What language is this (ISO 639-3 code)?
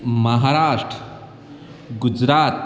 snd